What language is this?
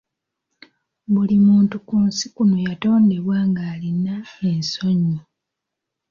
Ganda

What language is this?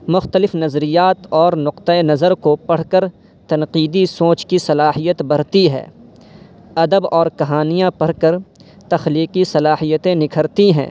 Urdu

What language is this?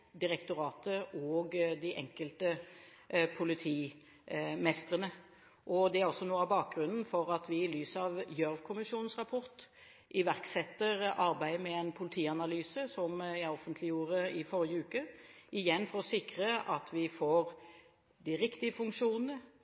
Norwegian Bokmål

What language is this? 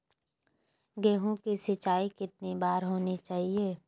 Magahi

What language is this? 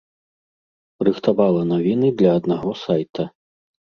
Belarusian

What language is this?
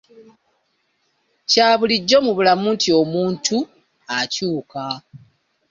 Ganda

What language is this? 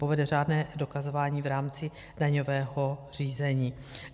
Czech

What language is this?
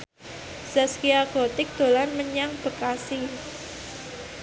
Javanese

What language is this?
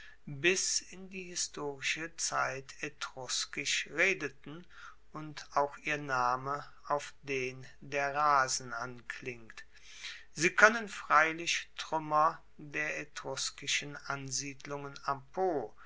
German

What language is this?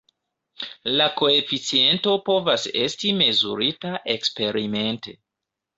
Esperanto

